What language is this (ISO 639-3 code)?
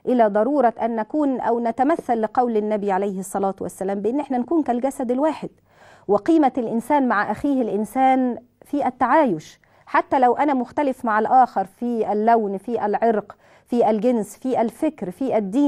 ara